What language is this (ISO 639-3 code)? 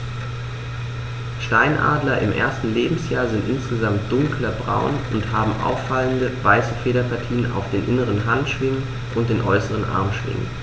deu